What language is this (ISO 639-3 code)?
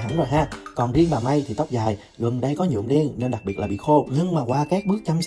vie